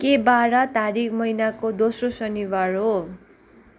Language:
Nepali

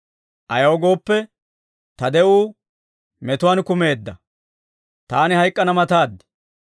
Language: Dawro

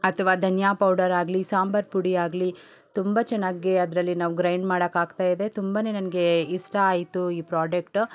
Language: Kannada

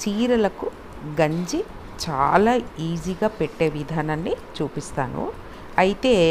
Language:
Telugu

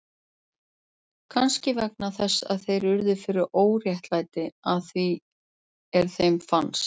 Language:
Icelandic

